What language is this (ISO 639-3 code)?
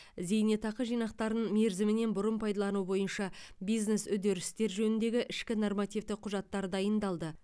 kaz